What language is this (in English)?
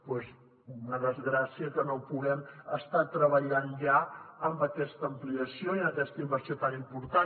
Catalan